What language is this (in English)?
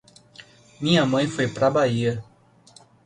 Portuguese